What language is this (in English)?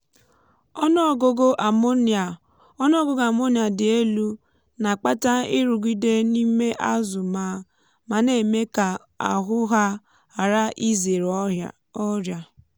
Igbo